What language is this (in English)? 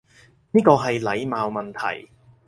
Cantonese